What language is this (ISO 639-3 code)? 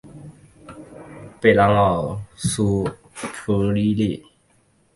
zho